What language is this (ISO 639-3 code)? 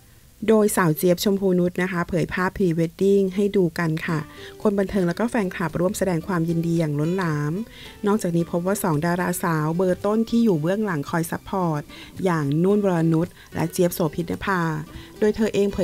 tha